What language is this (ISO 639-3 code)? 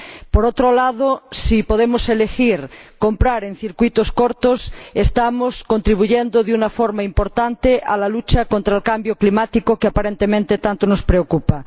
spa